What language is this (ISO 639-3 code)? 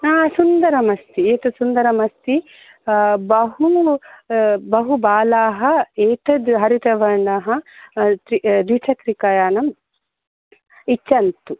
san